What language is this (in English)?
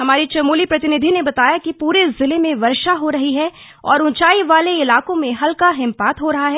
Hindi